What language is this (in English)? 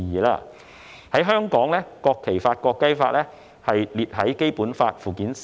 Cantonese